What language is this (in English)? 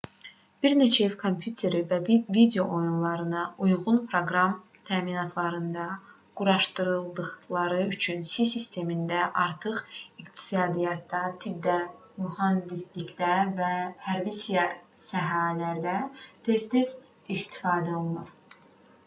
Azerbaijani